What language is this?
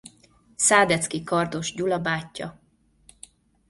Hungarian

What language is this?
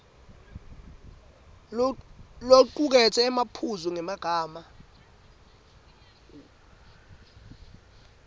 Swati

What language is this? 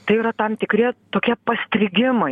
Lithuanian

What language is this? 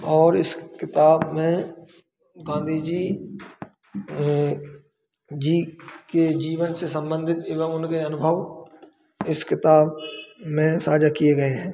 Hindi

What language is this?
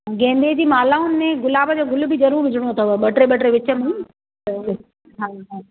Sindhi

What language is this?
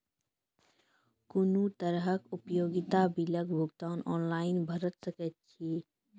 Maithili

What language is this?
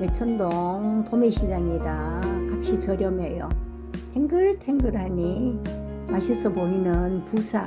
Korean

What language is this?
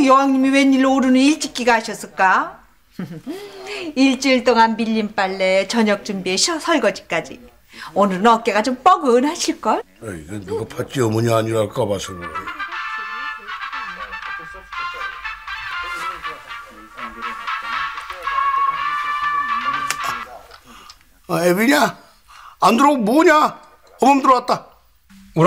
Korean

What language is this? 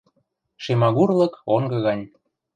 Western Mari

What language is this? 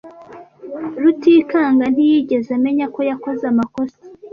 Kinyarwanda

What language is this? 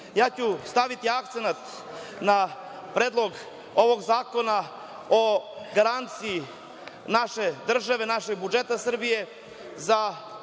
Serbian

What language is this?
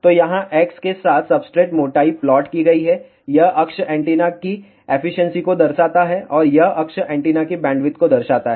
Hindi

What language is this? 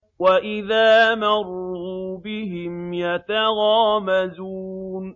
Arabic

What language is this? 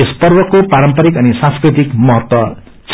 Nepali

